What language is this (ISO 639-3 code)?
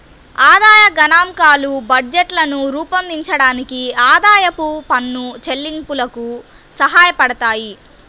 tel